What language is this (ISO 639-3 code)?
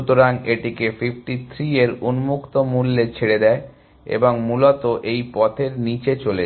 ben